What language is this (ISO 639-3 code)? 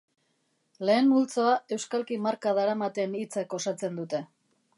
eus